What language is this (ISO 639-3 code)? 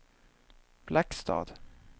swe